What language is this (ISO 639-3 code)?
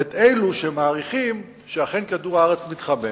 heb